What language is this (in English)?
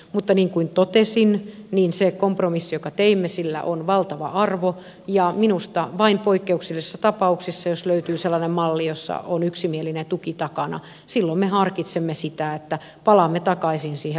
Finnish